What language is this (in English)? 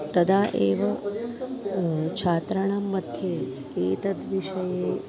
Sanskrit